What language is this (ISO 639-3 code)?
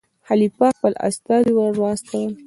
pus